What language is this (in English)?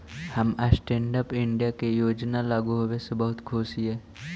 Magahi